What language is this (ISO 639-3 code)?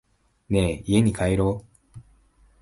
jpn